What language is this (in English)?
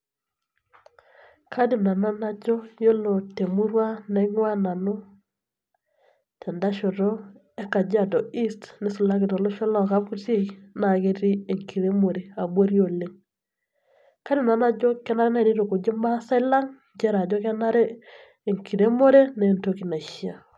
Masai